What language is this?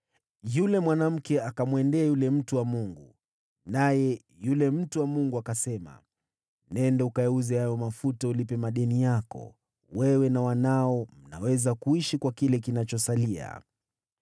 Swahili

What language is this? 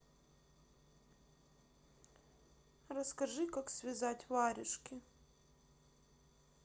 Russian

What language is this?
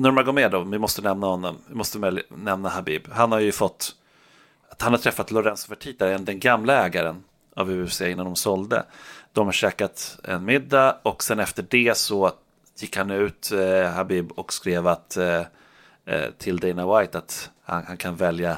Swedish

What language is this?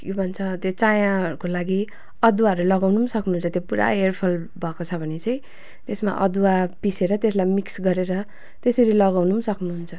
Nepali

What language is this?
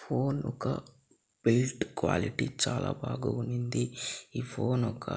Telugu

